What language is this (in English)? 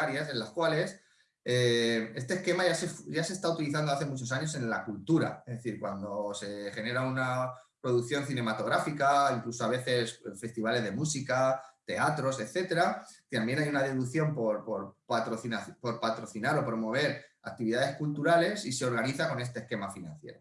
Spanish